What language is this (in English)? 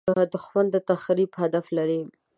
Pashto